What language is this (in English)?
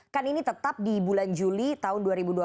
Indonesian